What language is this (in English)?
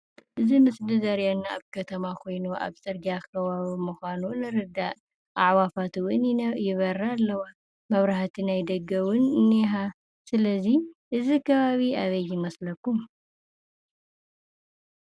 Tigrinya